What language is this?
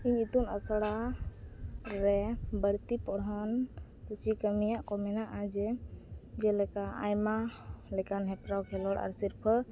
Santali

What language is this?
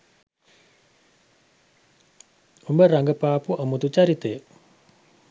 Sinhala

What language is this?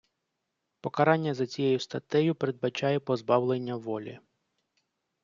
Ukrainian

